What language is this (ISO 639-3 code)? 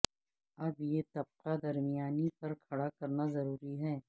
urd